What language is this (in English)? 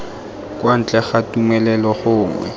Tswana